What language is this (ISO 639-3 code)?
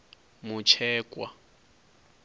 ven